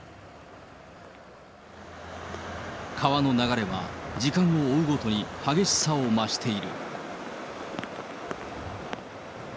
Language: Japanese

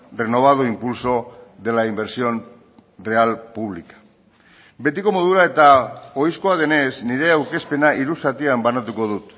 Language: Basque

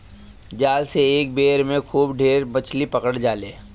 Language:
Bhojpuri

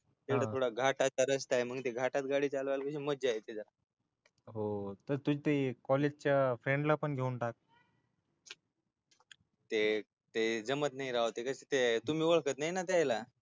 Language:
Marathi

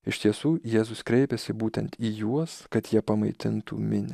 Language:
Lithuanian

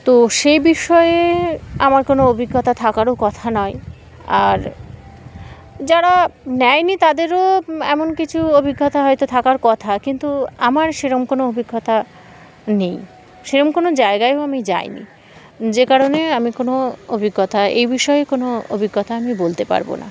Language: Bangla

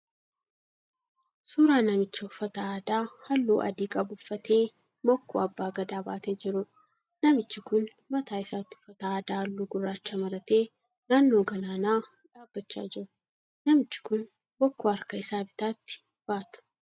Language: Oromo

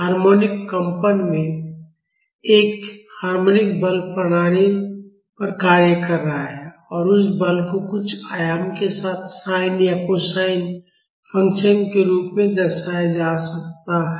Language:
Hindi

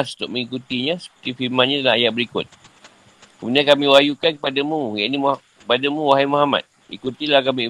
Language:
Malay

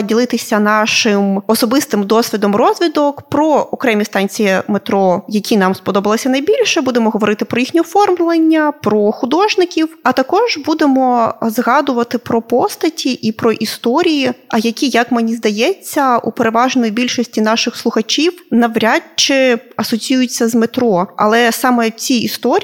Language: Ukrainian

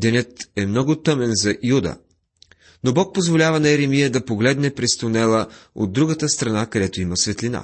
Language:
Bulgarian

